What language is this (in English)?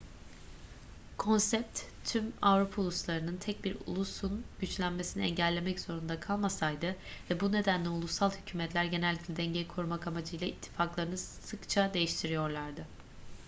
Turkish